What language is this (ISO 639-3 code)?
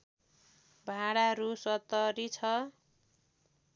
nep